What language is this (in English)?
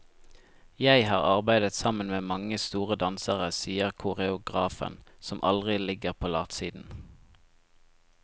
Norwegian